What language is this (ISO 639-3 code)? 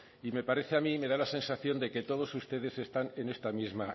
spa